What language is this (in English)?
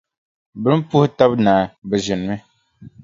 Dagbani